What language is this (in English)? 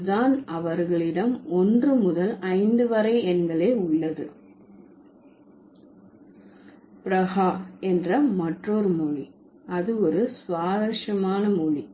Tamil